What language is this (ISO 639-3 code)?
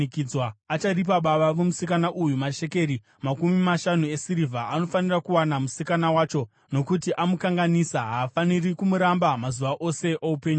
sna